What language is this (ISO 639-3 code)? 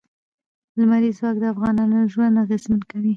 pus